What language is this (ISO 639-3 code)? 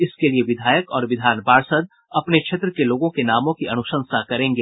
hin